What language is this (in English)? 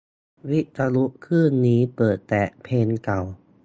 Thai